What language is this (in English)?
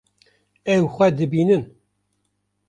Kurdish